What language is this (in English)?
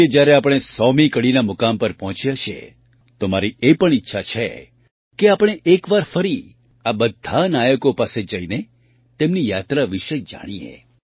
Gujarati